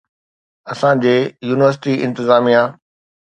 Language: Sindhi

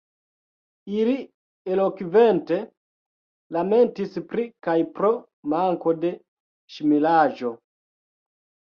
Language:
Esperanto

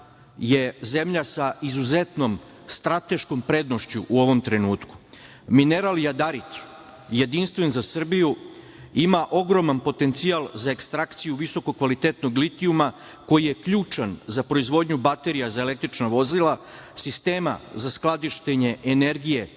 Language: Serbian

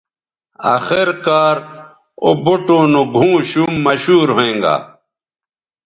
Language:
Bateri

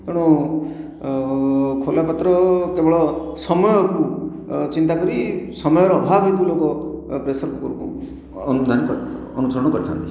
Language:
Odia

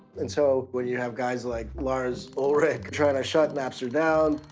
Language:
English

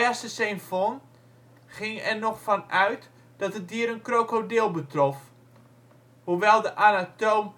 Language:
Dutch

